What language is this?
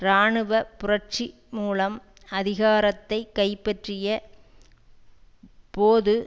Tamil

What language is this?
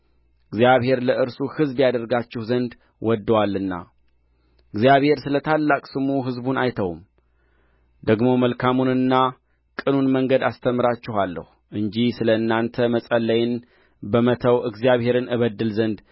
Amharic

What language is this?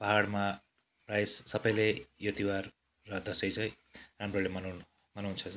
Nepali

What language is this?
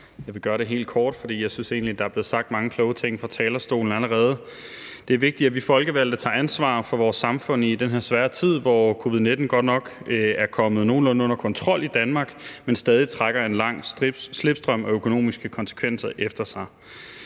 Danish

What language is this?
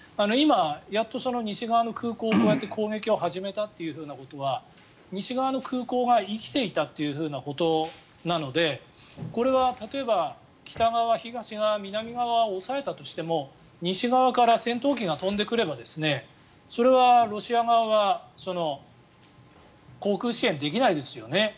Japanese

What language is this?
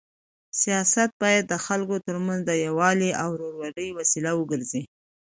Pashto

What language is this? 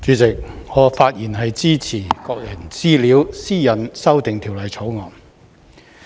Cantonese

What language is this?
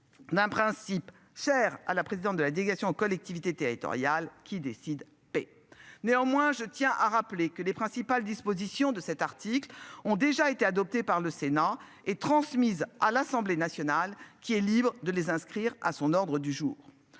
French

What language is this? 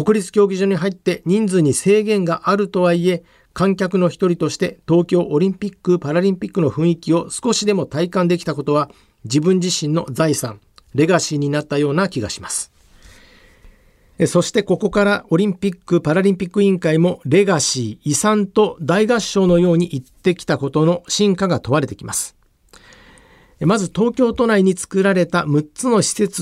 Japanese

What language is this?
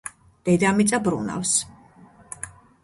Georgian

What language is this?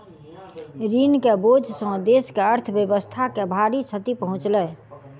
Maithili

